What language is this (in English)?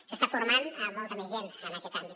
Catalan